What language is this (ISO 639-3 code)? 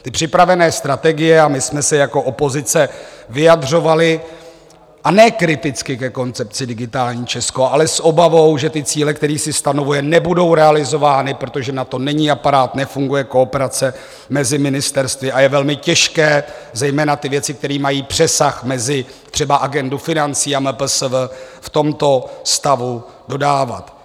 ces